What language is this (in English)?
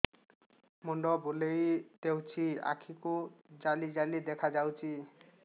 Odia